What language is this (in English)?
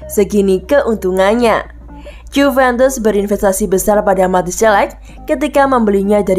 Indonesian